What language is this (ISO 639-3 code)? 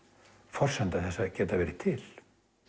isl